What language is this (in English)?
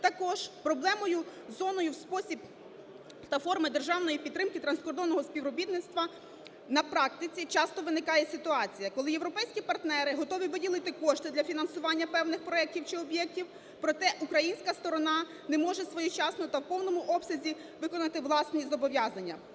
Ukrainian